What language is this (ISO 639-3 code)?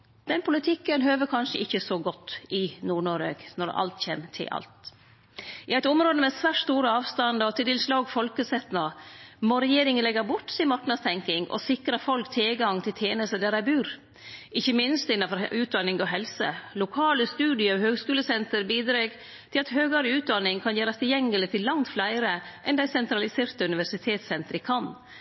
nno